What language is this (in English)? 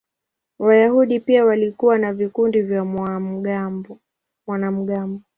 Swahili